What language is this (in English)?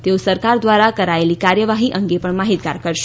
Gujarati